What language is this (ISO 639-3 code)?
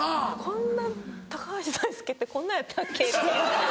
jpn